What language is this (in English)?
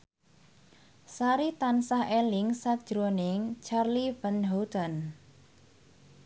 Javanese